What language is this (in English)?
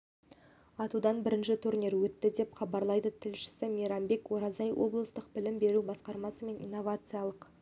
Kazakh